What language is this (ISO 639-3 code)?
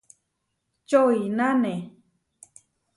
var